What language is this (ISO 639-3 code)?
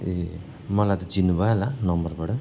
nep